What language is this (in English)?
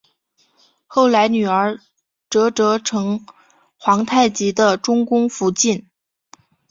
Chinese